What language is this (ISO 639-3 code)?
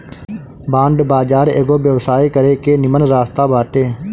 bho